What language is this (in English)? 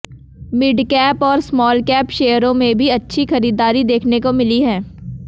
Hindi